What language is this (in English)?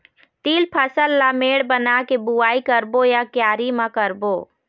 Chhattisgarhi